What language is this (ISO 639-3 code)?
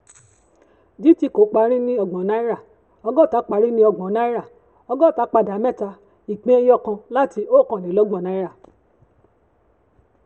yor